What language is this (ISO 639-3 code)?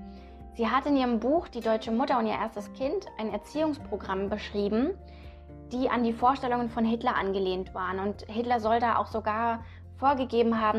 deu